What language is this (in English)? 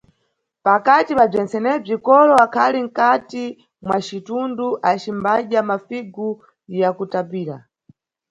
Nyungwe